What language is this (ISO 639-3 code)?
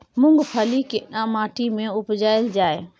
mai